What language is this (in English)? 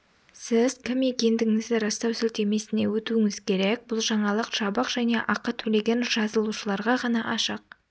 Kazakh